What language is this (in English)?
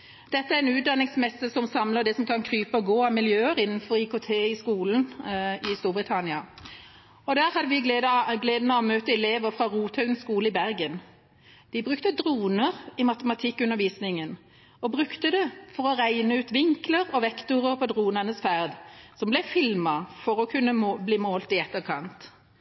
Norwegian Bokmål